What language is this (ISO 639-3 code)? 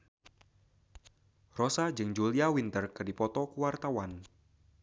sun